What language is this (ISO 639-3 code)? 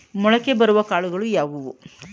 kan